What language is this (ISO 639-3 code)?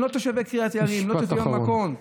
heb